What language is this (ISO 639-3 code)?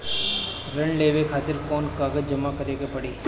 bho